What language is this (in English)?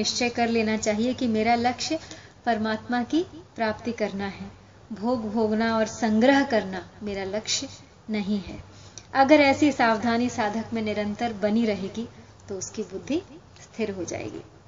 Hindi